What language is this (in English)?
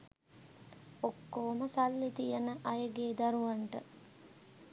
Sinhala